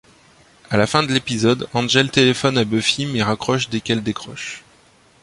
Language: French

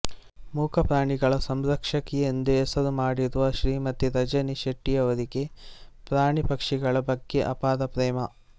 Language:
Kannada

